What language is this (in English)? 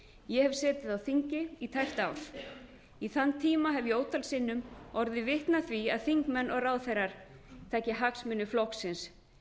Icelandic